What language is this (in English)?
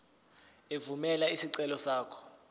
Zulu